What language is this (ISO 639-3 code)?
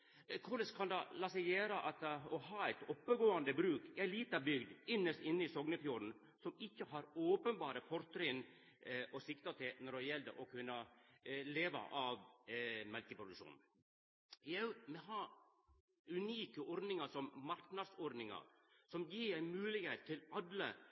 nno